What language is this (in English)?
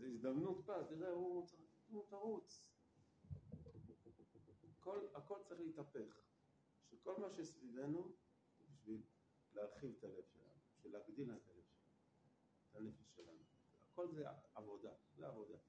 Hebrew